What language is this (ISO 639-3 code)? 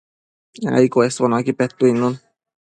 mcf